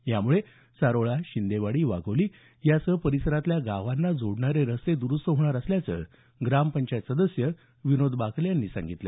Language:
Marathi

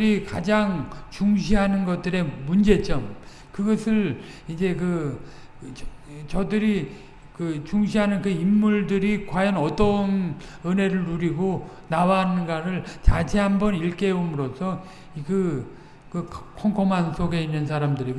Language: Korean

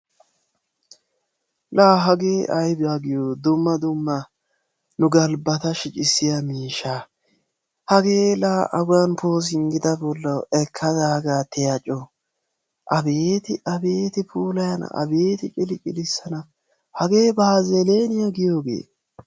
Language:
Wolaytta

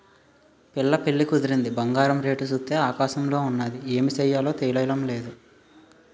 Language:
Telugu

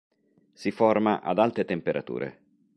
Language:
Italian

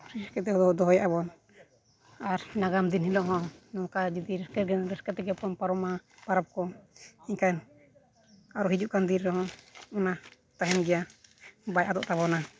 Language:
Santali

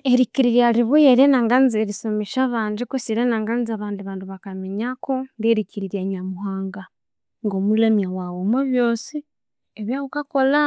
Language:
Konzo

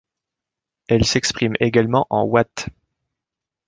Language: French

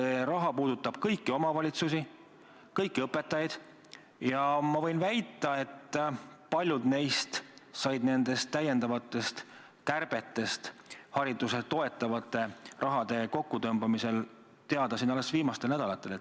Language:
Estonian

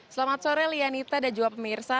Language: Indonesian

